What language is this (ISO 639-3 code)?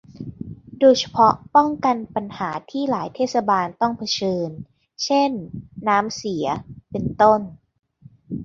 tha